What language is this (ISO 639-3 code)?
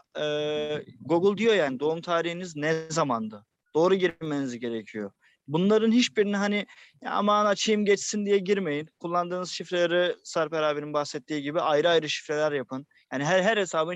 tur